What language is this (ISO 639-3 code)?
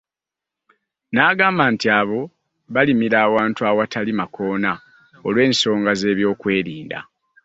lug